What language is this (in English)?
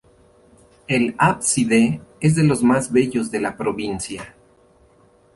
Spanish